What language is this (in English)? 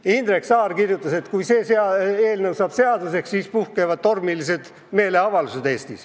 Estonian